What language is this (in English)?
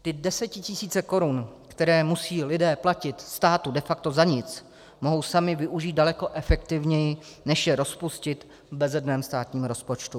Czech